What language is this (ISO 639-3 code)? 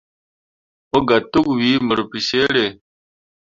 mua